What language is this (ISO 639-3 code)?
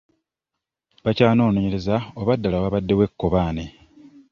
lug